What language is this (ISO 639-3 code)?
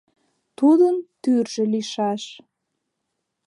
chm